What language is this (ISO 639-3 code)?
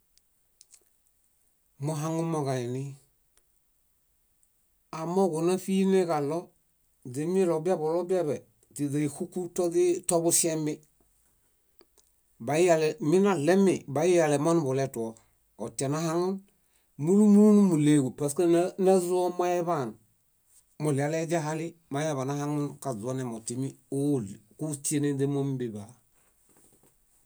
bda